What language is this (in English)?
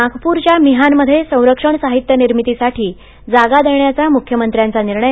Marathi